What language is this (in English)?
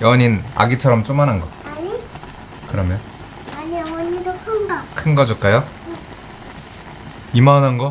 Korean